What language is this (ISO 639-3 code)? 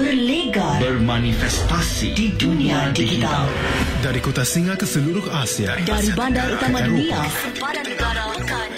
msa